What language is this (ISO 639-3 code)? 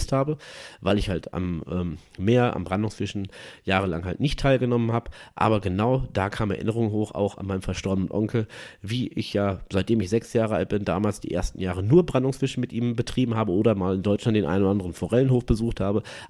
deu